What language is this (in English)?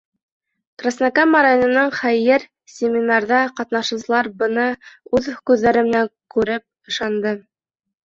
Bashkir